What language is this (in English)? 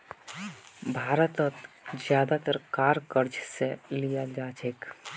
Magahi